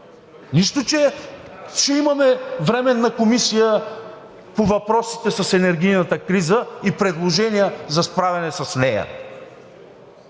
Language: Bulgarian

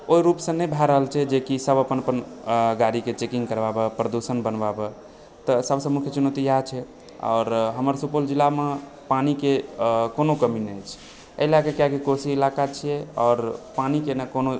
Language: Maithili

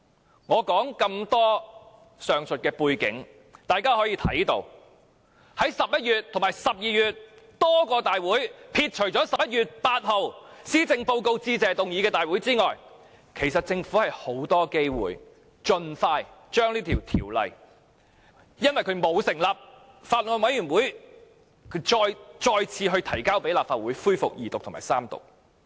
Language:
Cantonese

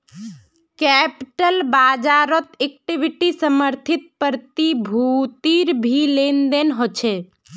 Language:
Magahi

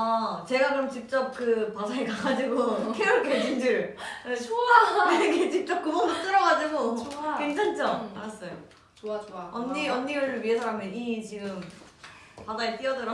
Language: Korean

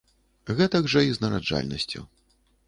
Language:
Belarusian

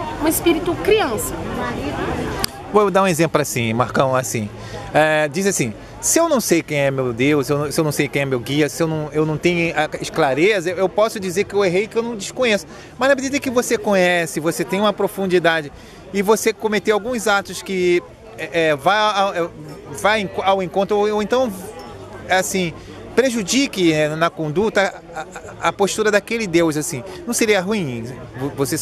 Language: Portuguese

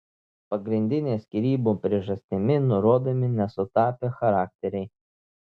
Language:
Lithuanian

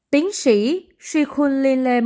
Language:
Vietnamese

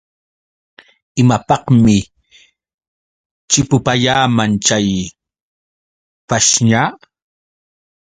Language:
Yauyos Quechua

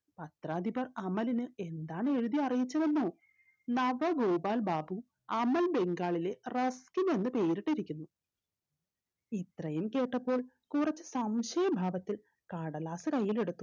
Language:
Malayalam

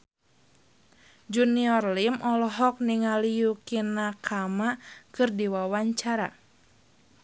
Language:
Sundanese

